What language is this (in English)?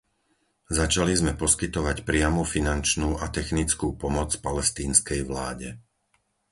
Slovak